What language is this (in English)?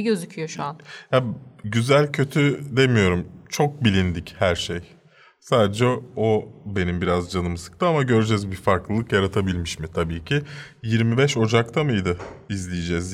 Turkish